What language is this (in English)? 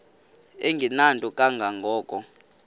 Xhosa